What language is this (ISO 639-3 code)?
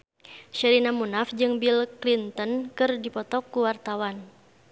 sun